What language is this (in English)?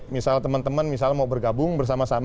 Indonesian